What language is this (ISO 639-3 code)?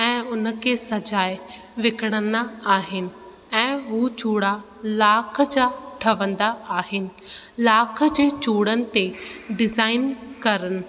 snd